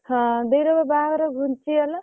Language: Odia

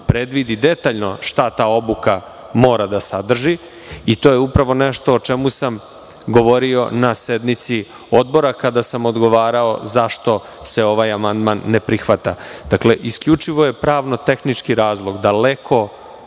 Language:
Serbian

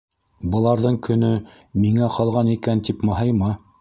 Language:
Bashkir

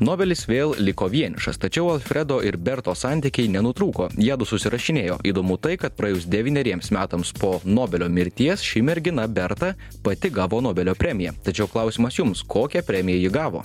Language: Lithuanian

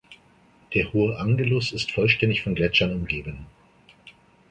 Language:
German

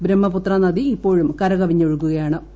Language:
Malayalam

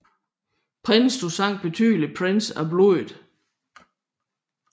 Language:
Danish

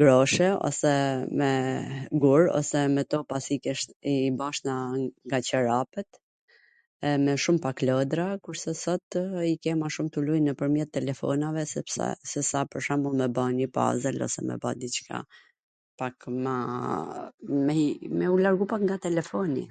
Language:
Gheg Albanian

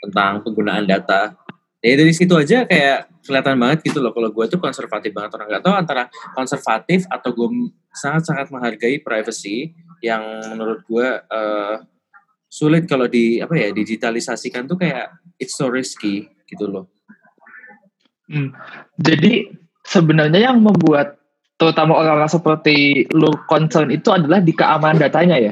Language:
Indonesian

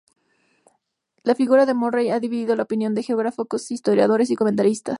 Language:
Spanish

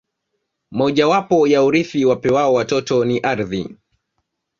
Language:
Swahili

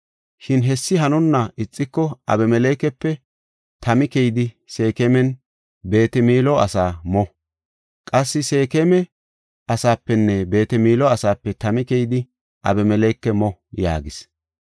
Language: Gofa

